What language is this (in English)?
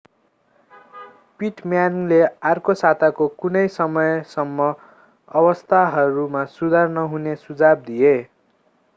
Nepali